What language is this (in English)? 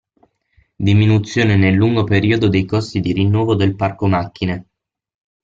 Italian